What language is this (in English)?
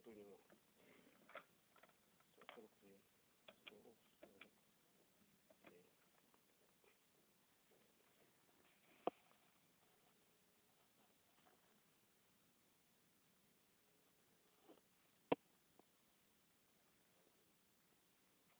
Russian